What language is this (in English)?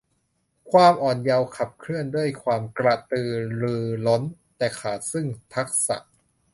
Thai